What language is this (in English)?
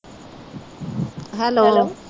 Punjabi